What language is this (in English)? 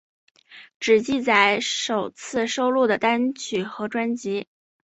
Chinese